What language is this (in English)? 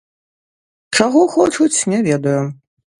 Belarusian